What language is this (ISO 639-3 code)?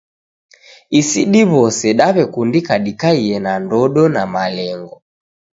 dav